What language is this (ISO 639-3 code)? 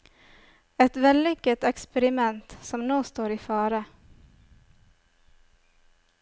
nor